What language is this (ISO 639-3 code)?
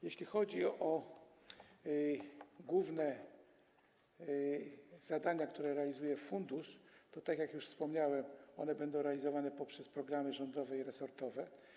pol